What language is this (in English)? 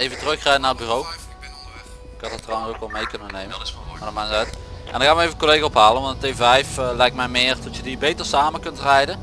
Dutch